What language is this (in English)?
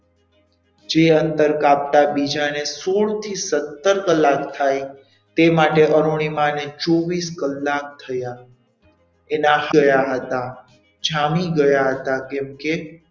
Gujarati